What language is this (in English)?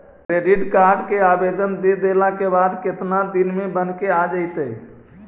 Magahi